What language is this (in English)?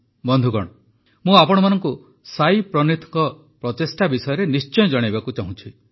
Odia